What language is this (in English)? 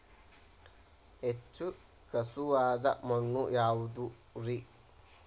Kannada